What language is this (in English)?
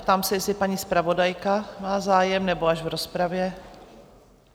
Czech